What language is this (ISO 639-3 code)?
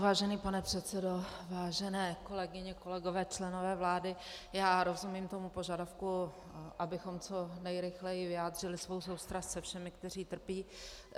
ces